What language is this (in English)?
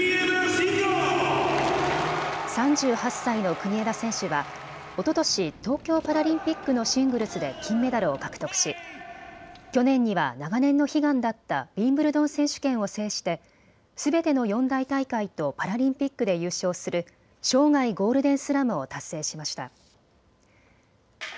Japanese